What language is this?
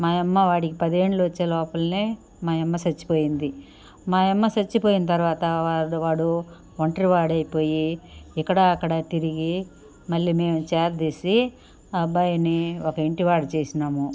Telugu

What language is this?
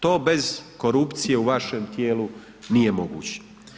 Croatian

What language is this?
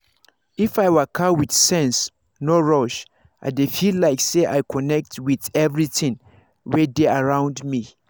Nigerian Pidgin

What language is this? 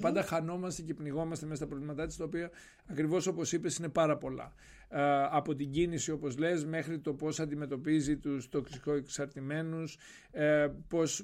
Greek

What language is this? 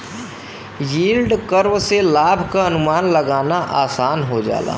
Bhojpuri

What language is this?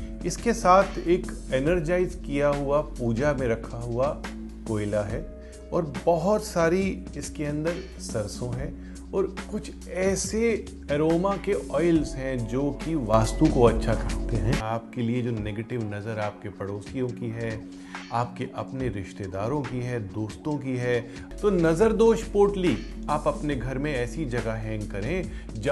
Hindi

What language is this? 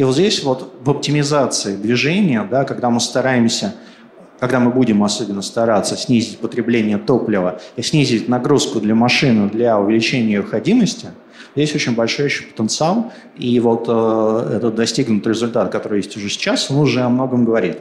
Russian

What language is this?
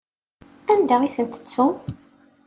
Kabyle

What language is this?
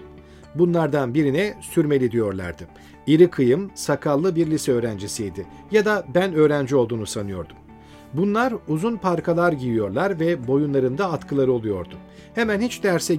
Turkish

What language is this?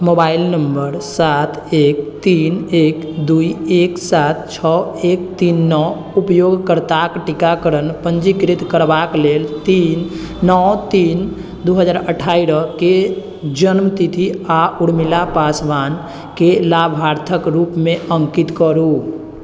Maithili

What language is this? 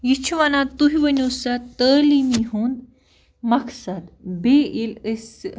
Kashmiri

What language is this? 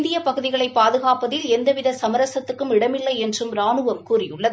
Tamil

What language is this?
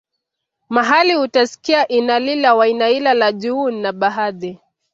Swahili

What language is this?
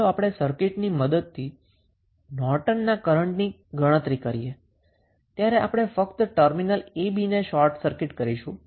Gujarati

